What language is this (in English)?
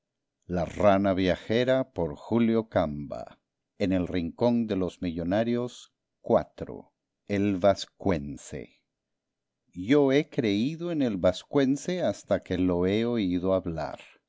Spanish